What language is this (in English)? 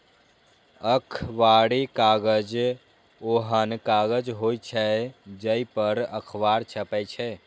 Maithili